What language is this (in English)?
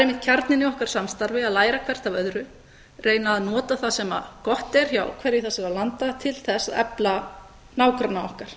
Icelandic